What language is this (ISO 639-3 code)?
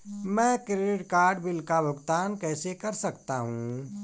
hin